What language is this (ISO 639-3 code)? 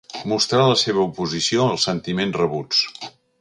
cat